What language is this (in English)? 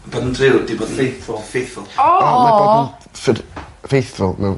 Welsh